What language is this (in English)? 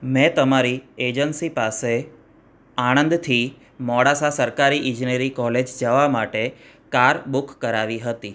Gujarati